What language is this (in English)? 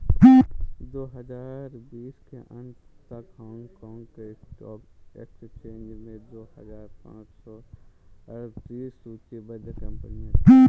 Hindi